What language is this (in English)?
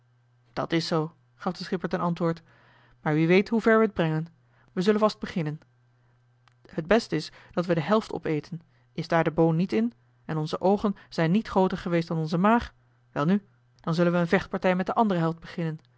Dutch